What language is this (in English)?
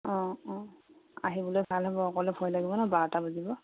Assamese